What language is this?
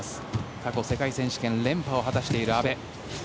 Japanese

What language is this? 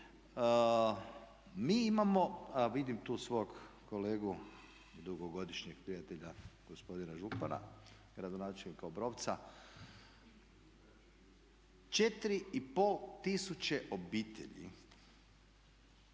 Croatian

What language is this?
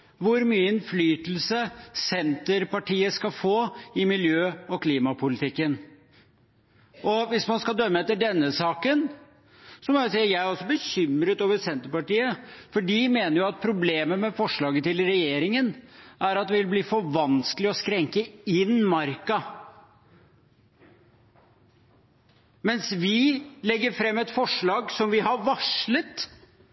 Norwegian Bokmål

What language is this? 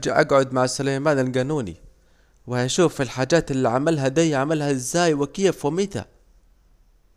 Saidi Arabic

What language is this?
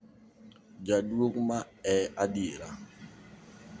Luo (Kenya and Tanzania)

